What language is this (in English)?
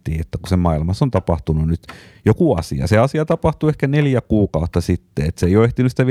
Finnish